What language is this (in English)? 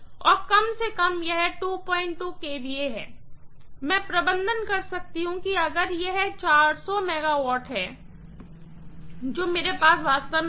Hindi